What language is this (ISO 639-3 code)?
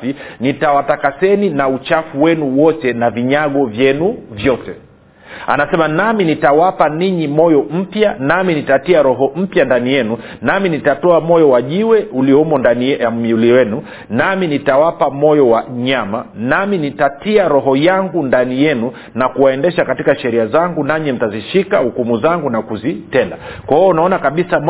swa